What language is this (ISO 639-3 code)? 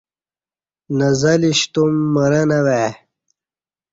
bsh